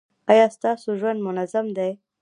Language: Pashto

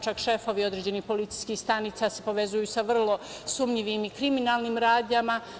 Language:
Serbian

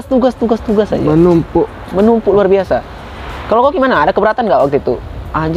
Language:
Indonesian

